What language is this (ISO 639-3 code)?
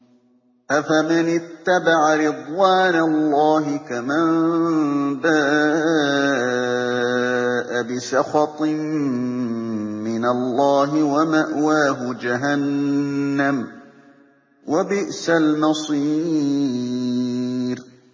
ara